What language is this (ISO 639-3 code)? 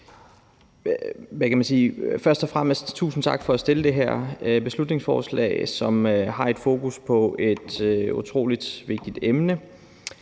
dan